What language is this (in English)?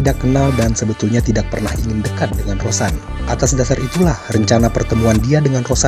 Indonesian